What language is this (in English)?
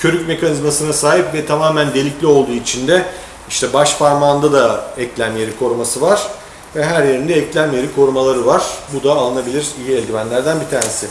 Turkish